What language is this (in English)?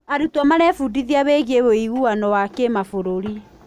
Kikuyu